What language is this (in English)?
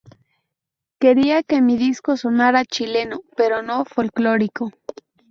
Spanish